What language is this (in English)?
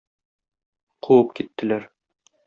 Tatar